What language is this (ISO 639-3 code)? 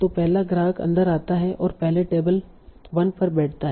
hin